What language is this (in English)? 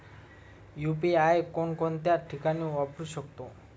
Marathi